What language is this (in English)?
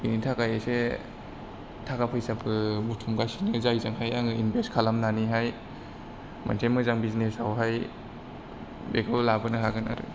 Bodo